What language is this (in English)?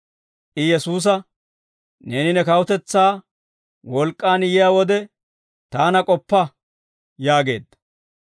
Dawro